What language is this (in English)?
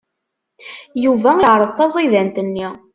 Kabyle